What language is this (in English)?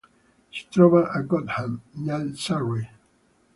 Italian